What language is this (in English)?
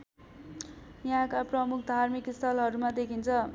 Nepali